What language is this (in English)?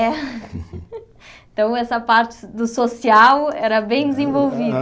Portuguese